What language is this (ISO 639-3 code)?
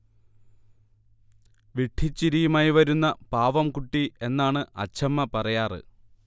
mal